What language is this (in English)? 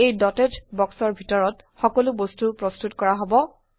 Assamese